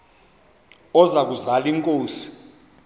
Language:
Xhosa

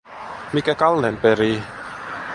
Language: Finnish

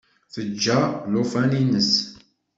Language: Kabyle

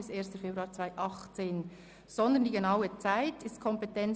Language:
Swiss German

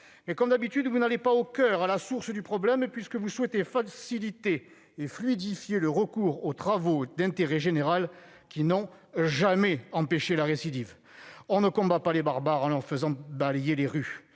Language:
French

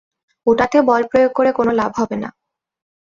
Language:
Bangla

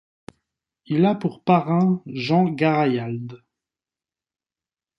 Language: French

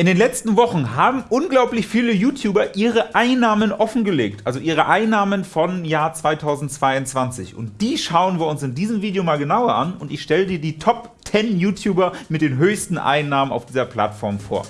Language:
German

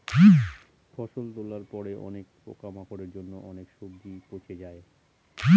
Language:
Bangla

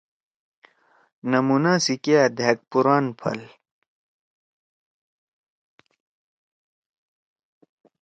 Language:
Torwali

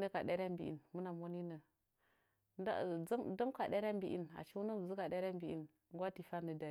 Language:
Nzanyi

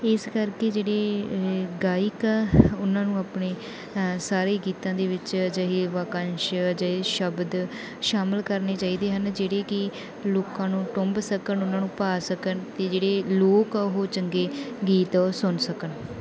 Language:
Punjabi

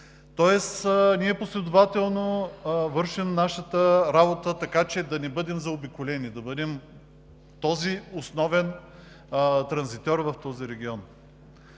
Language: Bulgarian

